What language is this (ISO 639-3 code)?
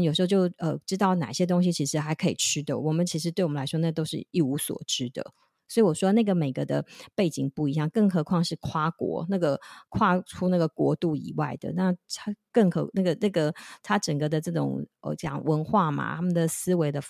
zho